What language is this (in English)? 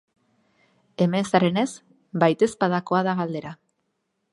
Basque